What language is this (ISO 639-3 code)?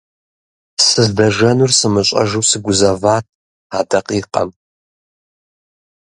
kbd